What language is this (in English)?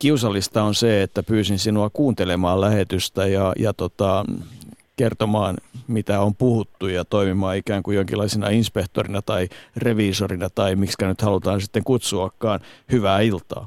Finnish